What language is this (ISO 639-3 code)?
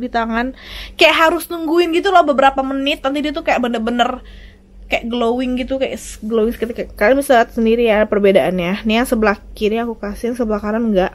ind